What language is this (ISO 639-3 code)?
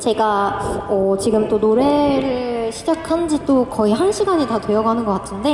kor